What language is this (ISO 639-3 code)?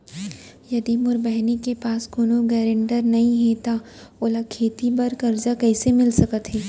hne